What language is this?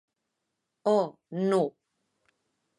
Occitan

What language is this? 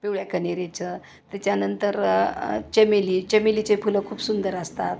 Marathi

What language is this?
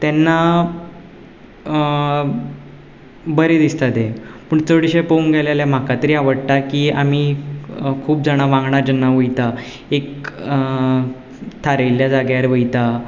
Konkani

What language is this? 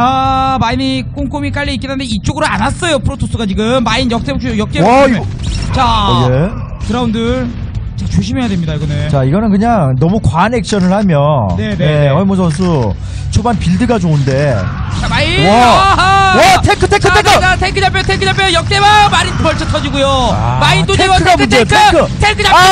Korean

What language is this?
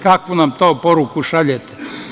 Serbian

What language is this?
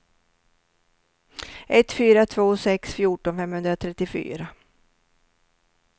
Swedish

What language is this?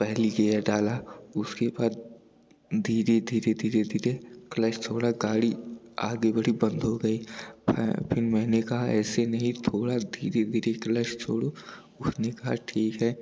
Hindi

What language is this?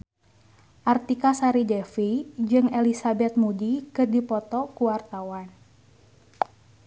Sundanese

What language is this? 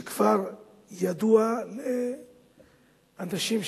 Hebrew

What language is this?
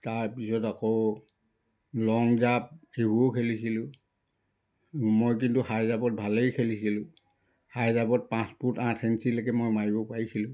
Assamese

